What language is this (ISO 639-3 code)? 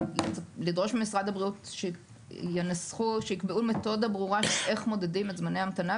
heb